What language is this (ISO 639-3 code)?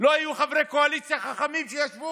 heb